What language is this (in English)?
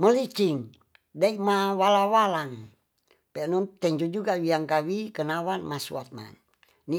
Tonsea